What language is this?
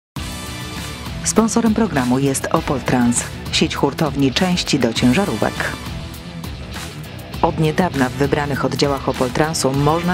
Polish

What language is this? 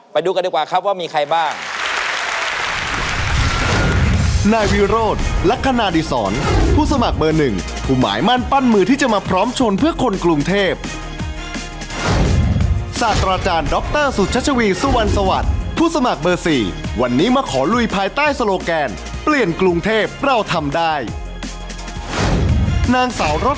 Thai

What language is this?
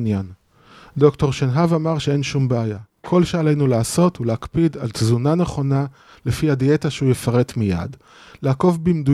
Hebrew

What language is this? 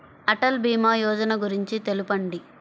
Telugu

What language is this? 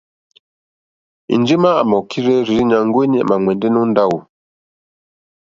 Mokpwe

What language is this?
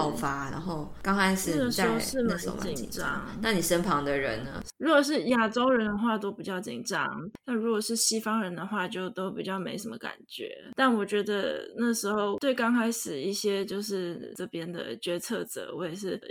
Chinese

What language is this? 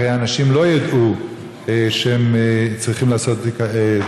Hebrew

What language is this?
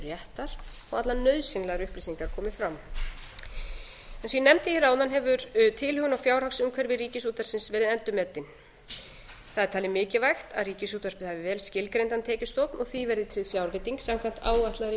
Icelandic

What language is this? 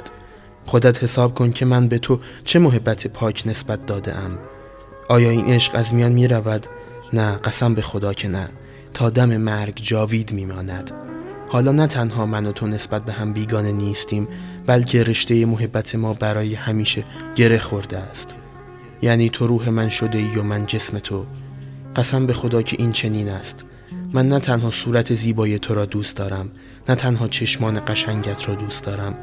Persian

